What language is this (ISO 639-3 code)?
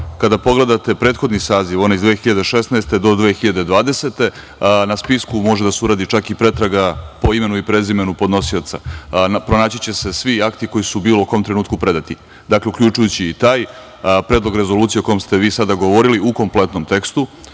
srp